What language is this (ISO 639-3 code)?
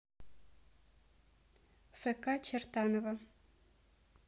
rus